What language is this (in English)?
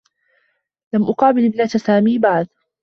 Arabic